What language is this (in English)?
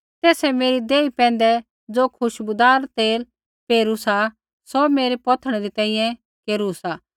Kullu Pahari